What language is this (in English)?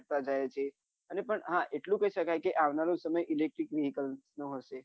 Gujarati